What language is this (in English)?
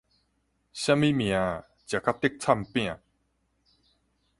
Min Nan Chinese